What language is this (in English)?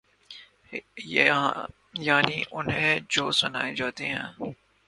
Urdu